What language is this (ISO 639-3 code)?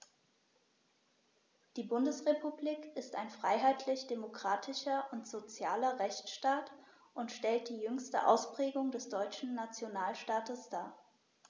deu